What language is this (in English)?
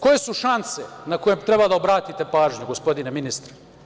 Serbian